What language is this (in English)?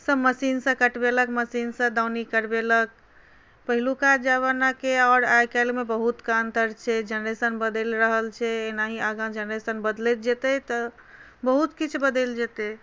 Maithili